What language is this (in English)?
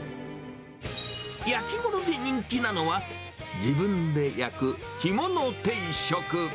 Japanese